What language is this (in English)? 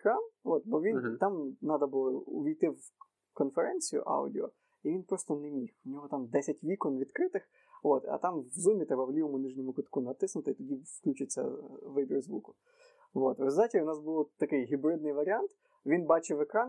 Ukrainian